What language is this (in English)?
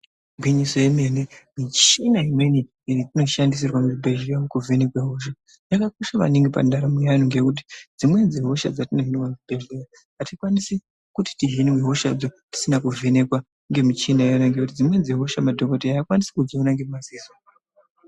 Ndau